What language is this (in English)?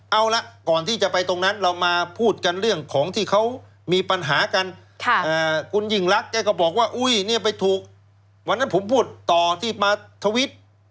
Thai